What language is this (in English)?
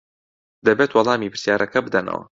Central Kurdish